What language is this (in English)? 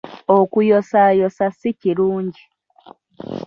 Ganda